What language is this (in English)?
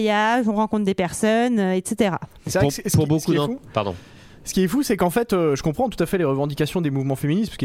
French